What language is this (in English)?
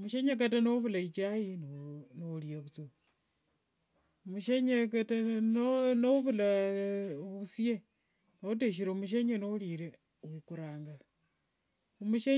Wanga